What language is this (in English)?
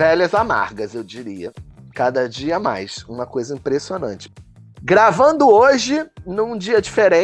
Portuguese